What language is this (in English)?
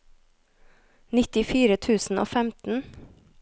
Norwegian